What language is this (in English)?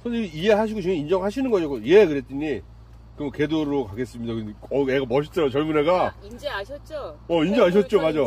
Korean